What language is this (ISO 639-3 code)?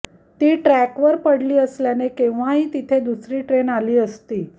mar